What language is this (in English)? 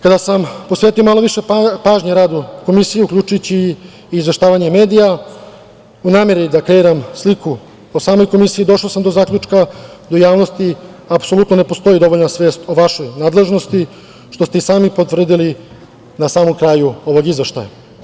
Serbian